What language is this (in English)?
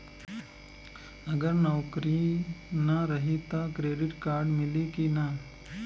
Bhojpuri